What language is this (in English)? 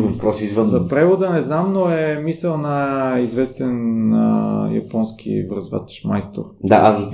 Bulgarian